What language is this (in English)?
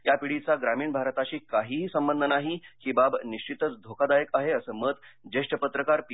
Marathi